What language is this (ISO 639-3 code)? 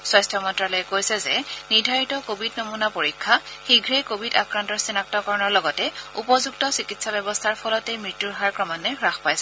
asm